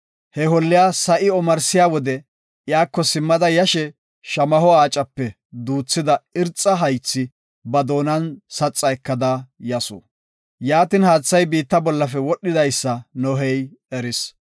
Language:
Gofa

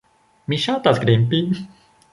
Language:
Esperanto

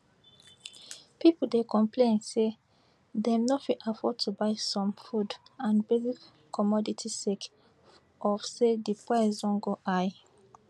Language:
Nigerian Pidgin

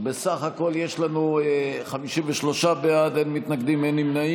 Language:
Hebrew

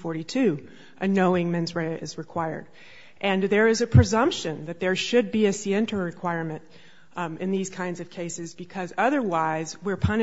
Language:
English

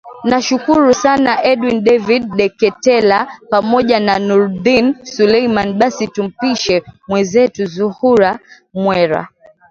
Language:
Swahili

